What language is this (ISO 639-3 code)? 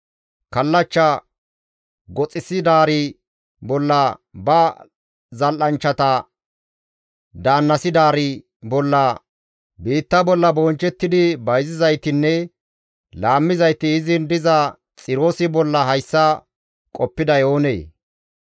gmv